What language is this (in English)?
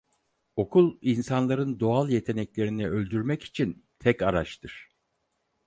Turkish